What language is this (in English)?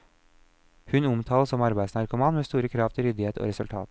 Norwegian